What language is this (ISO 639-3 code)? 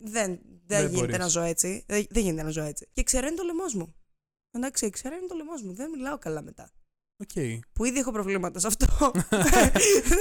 ell